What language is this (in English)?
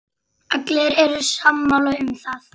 Icelandic